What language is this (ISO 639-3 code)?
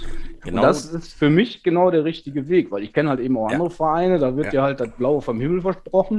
deu